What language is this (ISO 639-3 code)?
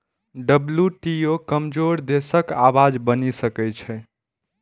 mai